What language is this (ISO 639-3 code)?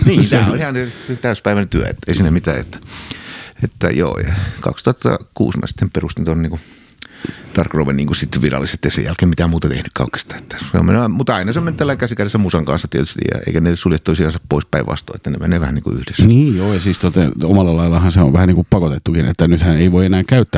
fin